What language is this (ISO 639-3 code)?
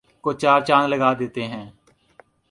urd